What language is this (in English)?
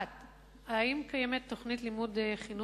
Hebrew